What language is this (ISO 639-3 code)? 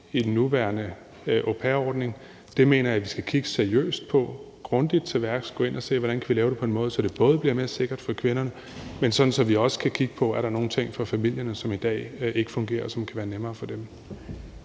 dan